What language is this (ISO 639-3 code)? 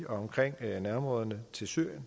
dan